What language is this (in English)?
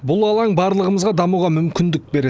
Kazakh